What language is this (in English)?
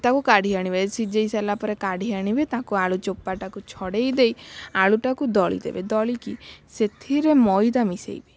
Odia